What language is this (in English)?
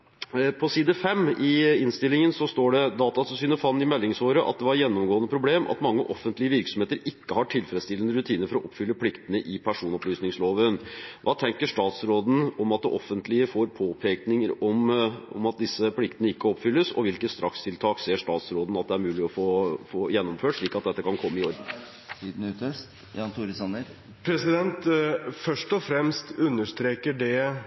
Norwegian